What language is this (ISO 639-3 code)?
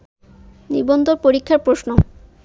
ben